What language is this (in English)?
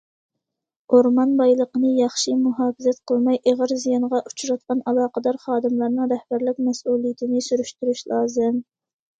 Uyghur